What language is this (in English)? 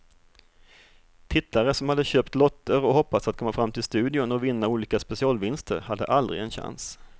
Swedish